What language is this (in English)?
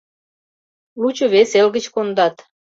Mari